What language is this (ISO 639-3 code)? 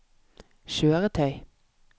nor